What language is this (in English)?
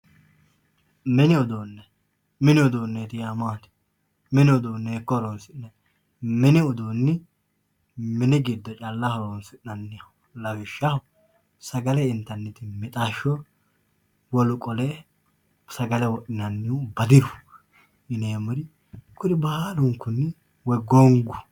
Sidamo